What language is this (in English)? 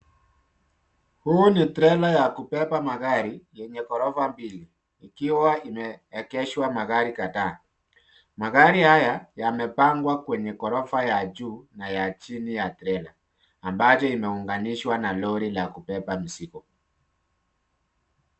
Swahili